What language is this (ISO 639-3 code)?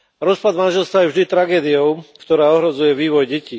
slk